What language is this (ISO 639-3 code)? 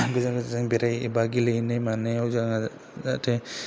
brx